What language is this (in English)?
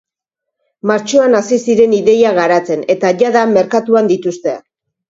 Basque